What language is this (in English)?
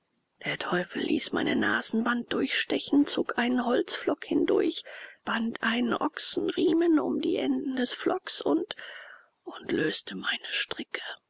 German